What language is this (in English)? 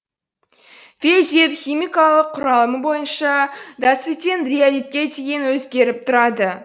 Kazakh